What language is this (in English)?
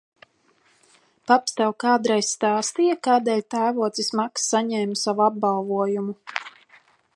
Latvian